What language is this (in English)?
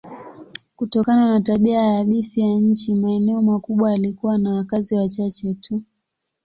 Swahili